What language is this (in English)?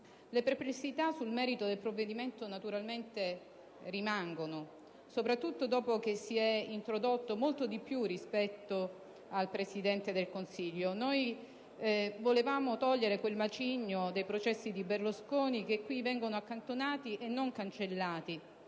Italian